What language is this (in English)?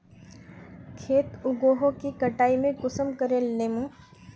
Magahi